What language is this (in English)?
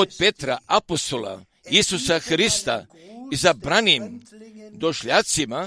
Croatian